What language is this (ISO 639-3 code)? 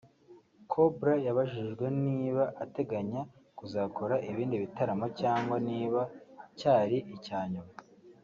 kin